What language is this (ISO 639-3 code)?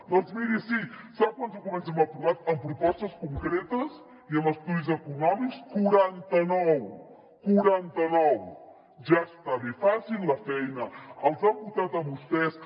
cat